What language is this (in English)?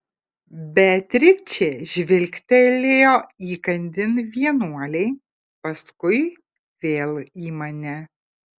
Lithuanian